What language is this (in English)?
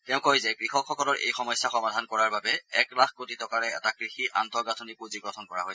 Assamese